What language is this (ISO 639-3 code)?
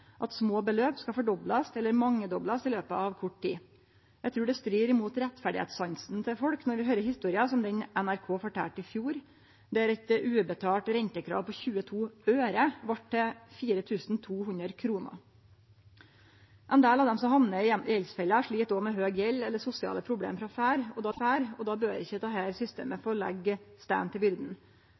nno